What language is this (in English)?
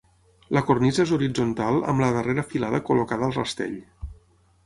Catalan